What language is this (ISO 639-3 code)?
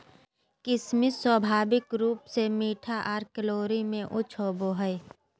mag